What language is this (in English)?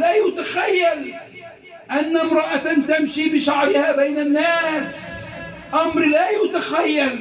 Arabic